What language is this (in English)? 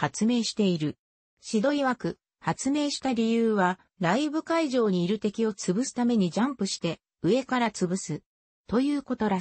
Japanese